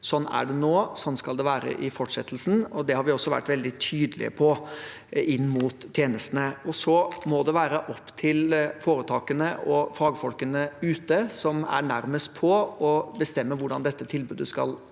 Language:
Norwegian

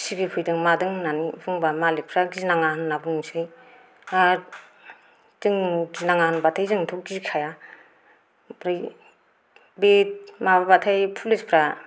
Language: Bodo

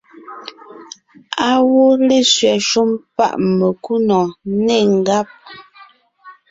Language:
Ngiemboon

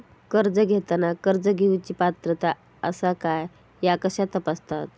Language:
Marathi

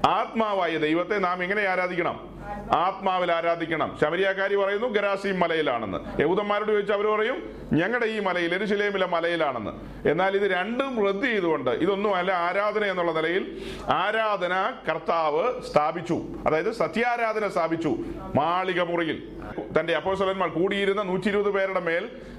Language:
Malayalam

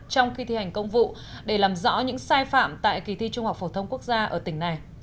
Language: Vietnamese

